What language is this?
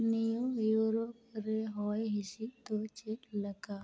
Santali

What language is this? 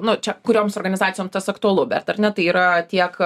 Lithuanian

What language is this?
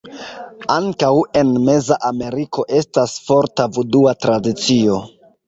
Esperanto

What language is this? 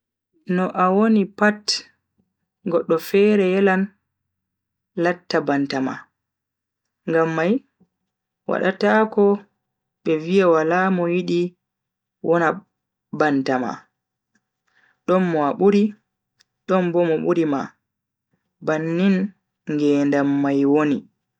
Bagirmi Fulfulde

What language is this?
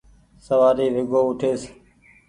Goaria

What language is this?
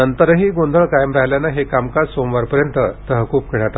Marathi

